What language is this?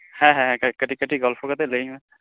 Santali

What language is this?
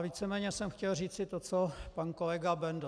Czech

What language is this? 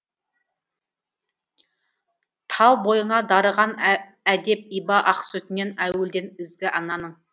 Kazakh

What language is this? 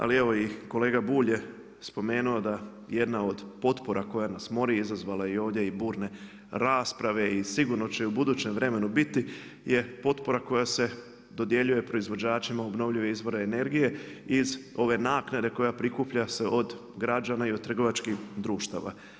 Croatian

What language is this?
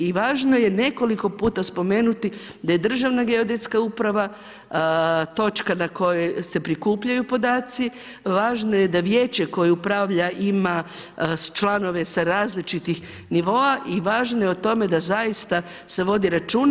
Croatian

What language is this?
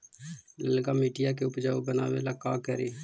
Magahi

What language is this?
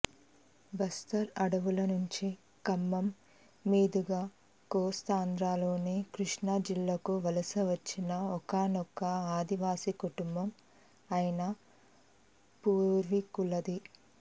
Telugu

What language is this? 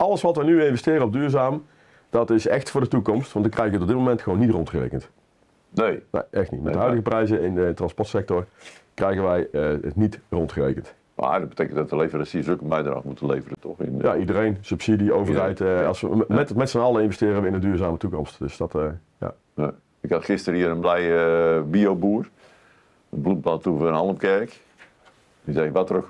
Dutch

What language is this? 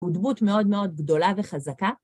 Hebrew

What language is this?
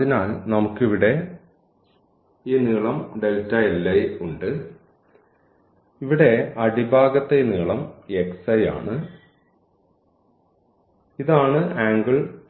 Malayalam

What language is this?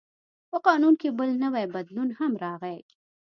Pashto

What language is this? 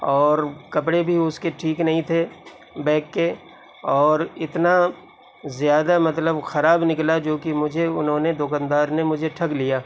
Urdu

